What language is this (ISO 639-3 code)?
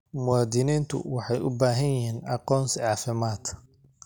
som